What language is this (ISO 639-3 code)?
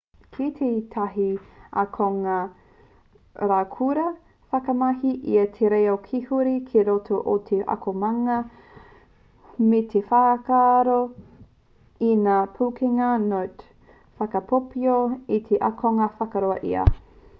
mri